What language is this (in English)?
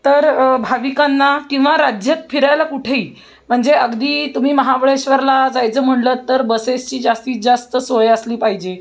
Marathi